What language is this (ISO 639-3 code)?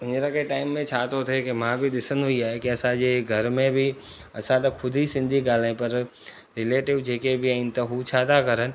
snd